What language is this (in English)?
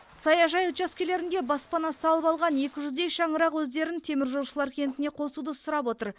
Kazakh